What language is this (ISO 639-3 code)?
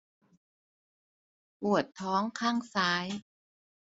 tha